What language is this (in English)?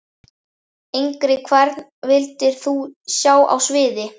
Icelandic